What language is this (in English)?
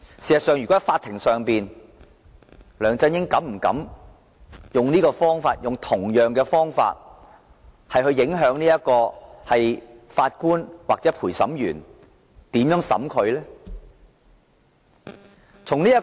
Cantonese